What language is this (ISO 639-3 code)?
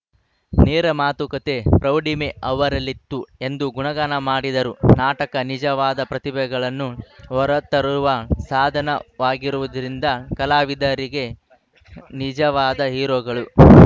kan